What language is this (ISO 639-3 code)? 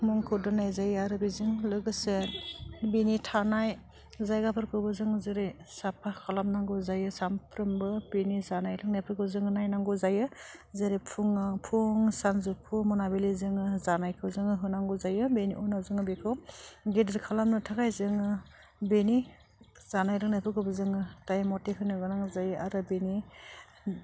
brx